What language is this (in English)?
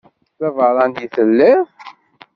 Kabyle